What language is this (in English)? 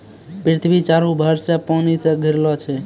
Maithili